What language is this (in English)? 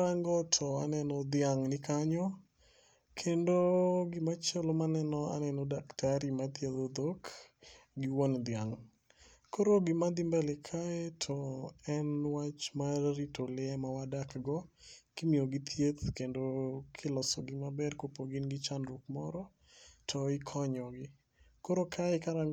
Luo (Kenya and Tanzania)